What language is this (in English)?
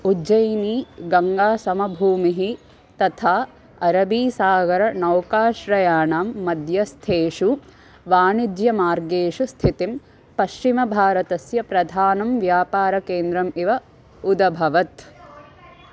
Sanskrit